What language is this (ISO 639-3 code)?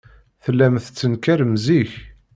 kab